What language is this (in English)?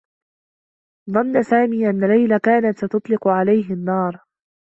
Arabic